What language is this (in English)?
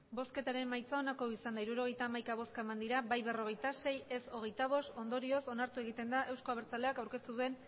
Basque